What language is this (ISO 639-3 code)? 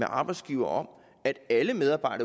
dan